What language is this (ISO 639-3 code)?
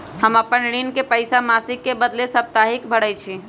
mag